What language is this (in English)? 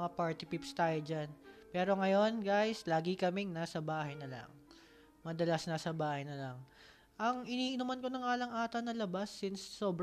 Filipino